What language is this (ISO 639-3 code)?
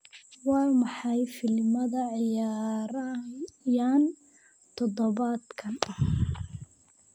som